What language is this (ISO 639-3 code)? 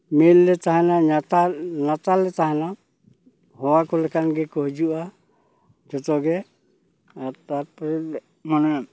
sat